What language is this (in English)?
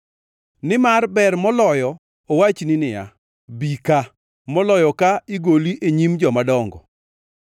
Luo (Kenya and Tanzania)